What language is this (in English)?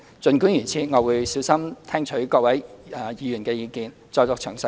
Cantonese